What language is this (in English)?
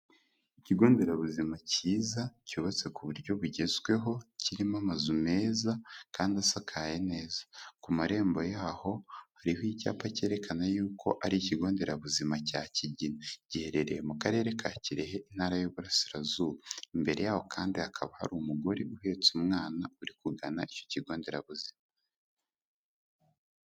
Kinyarwanda